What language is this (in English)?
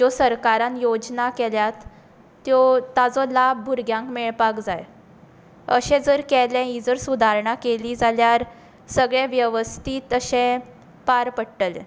Konkani